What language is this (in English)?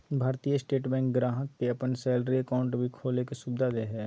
Magahi